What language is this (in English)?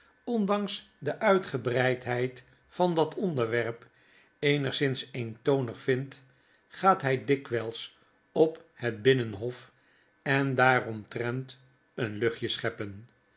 Dutch